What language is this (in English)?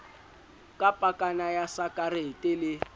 Southern Sotho